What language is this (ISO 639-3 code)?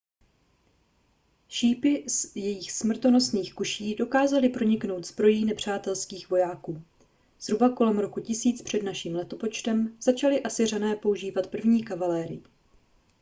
ces